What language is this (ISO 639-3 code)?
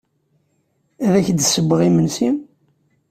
kab